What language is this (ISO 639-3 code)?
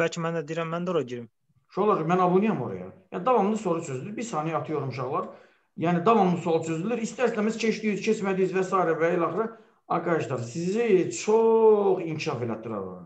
tur